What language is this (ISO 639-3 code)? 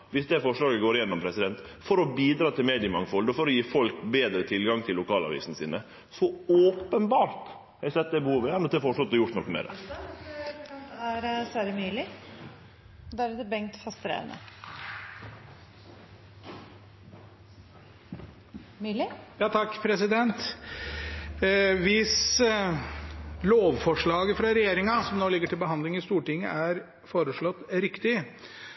nor